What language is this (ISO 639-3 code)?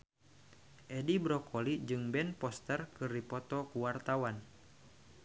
sun